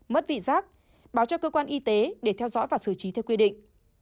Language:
Vietnamese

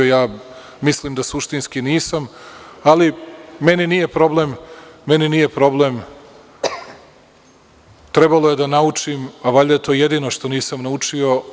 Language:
Serbian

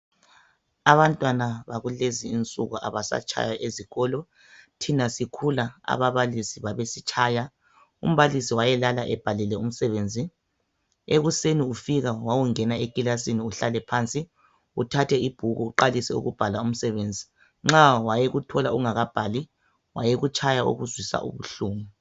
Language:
North Ndebele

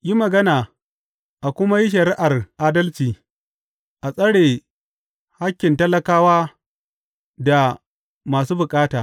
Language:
Hausa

